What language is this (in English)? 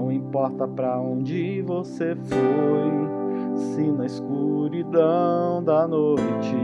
Portuguese